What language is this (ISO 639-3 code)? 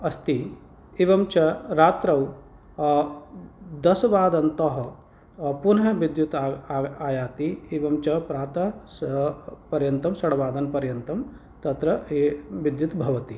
san